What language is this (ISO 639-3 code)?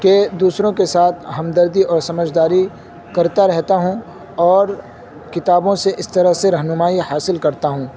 urd